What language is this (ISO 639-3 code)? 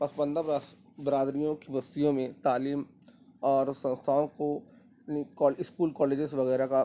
urd